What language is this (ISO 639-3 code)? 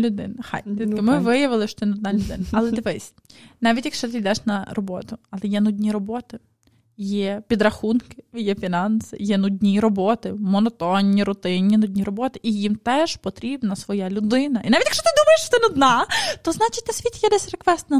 ukr